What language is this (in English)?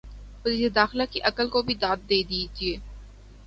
Urdu